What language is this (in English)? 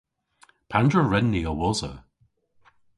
Cornish